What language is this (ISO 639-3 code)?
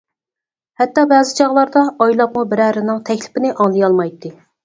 uig